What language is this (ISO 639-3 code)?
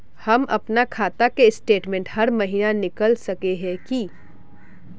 mag